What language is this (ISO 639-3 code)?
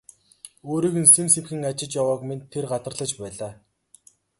mon